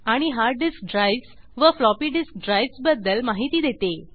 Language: Marathi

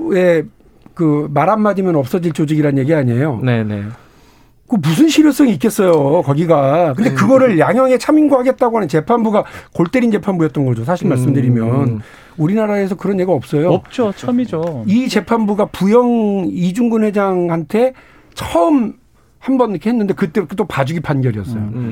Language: Korean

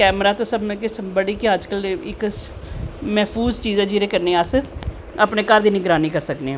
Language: Dogri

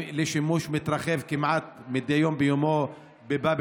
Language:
Hebrew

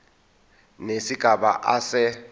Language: Zulu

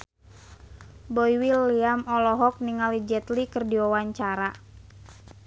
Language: Sundanese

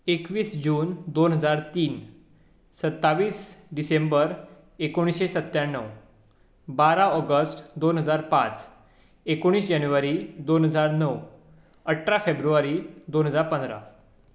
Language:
Konkani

